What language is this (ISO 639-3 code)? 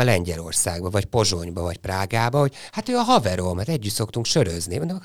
hun